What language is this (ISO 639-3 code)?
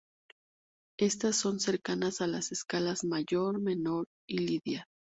spa